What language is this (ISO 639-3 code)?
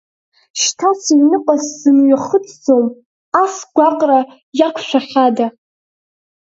abk